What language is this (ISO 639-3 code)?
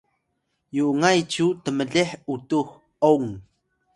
tay